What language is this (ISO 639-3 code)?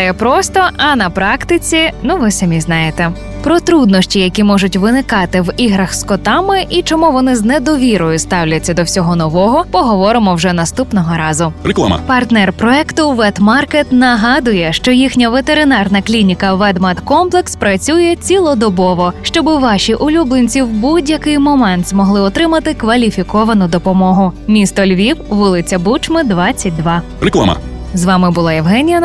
ukr